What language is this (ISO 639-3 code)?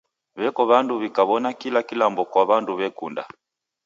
dav